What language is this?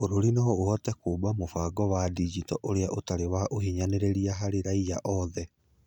Kikuyu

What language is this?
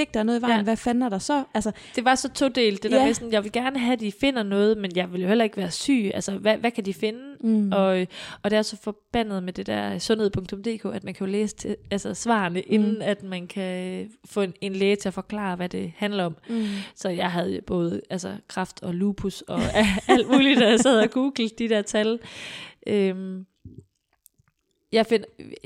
Danish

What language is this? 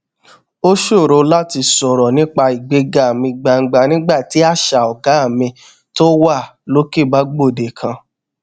Yoruba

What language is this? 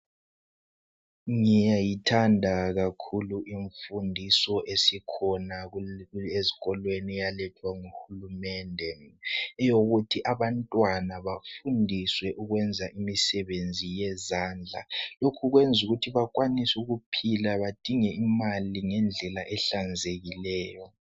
North Ndebele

